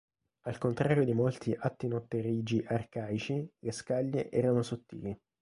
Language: Italian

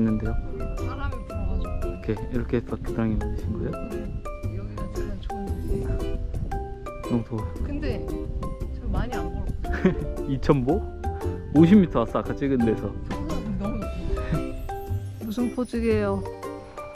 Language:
Korean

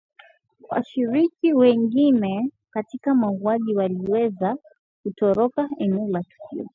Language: Swahili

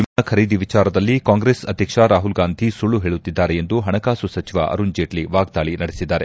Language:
Kannada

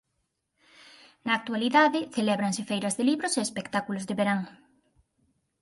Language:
Galician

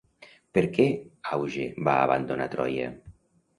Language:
Catalan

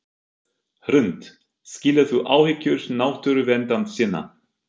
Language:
Icelandic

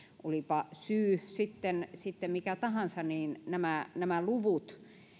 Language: Finnish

